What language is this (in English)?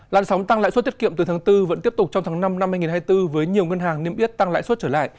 Vietnamese